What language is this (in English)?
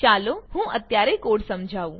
Gujarati